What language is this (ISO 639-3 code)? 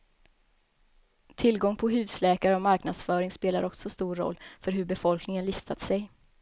swe